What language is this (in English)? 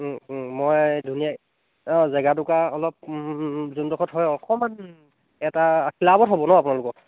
Assamese